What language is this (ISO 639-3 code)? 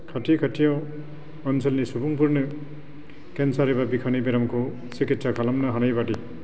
brx